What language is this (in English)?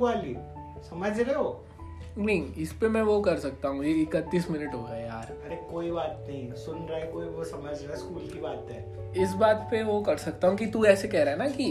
Hindi